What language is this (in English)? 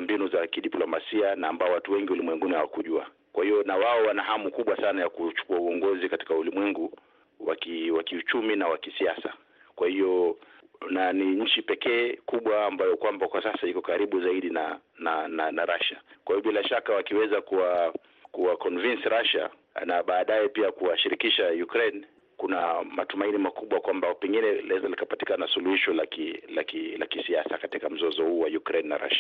Swahili